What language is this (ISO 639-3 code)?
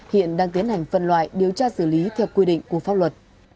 vie